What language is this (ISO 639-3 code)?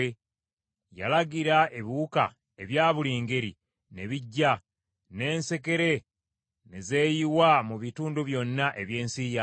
lug